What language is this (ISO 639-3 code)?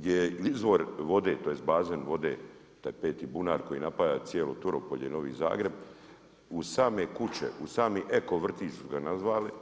hrv